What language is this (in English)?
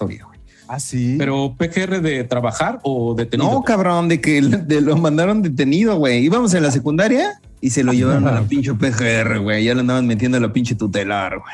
Spanish